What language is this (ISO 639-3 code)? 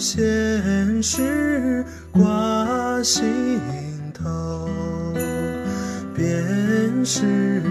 zho